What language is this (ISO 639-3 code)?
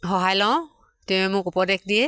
asm